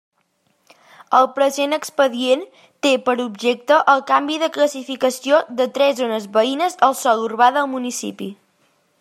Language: Catalan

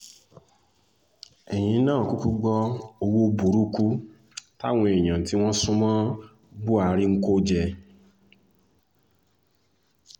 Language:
Yoruba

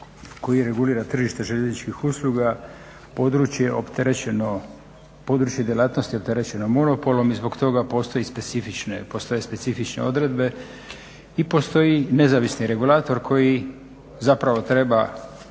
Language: Croatian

